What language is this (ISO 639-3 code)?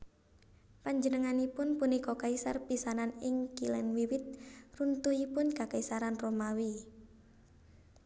jav